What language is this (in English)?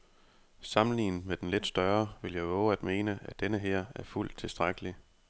Danish